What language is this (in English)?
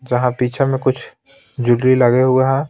Hindi